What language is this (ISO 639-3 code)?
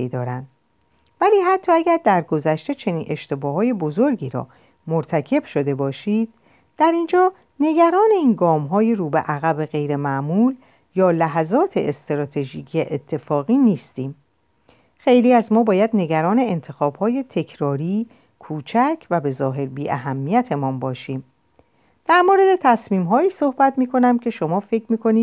fas